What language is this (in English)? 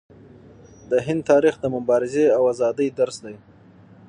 Pashto